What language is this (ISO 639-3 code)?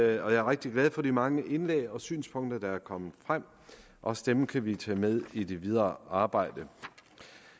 dan